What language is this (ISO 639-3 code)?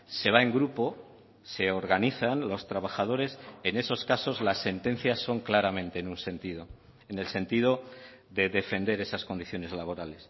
spa